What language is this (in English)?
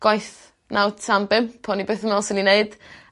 Welsh